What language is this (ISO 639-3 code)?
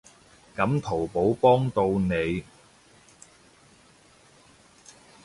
yue